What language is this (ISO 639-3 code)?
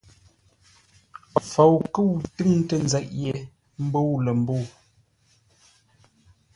nla